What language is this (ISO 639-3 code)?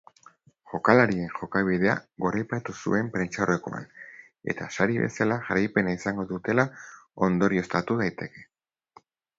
eus